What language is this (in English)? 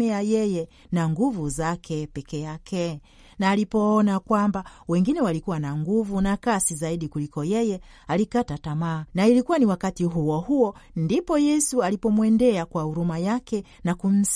Swahili